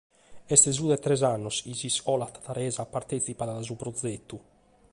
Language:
Sardinian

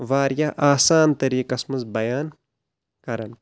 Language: Kashmiri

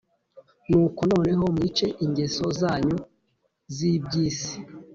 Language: Kinyarwanda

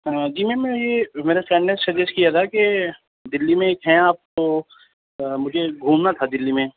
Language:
Urdu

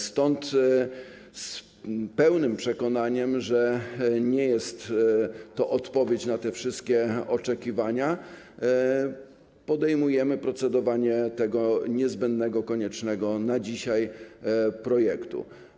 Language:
Polish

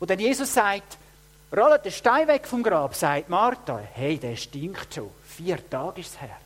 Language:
German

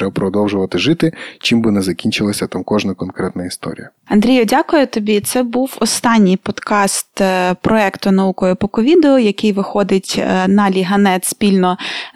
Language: Ukrainian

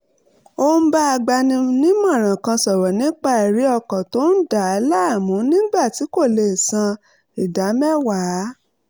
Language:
Yoruba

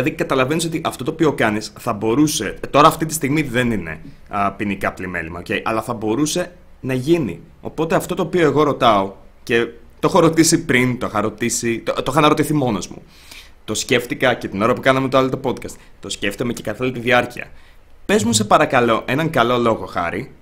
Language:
Greek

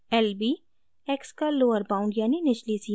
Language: Hindi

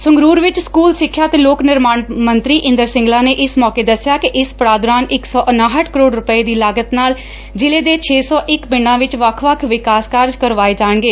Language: Punjabi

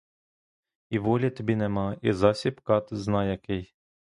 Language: Ukrainian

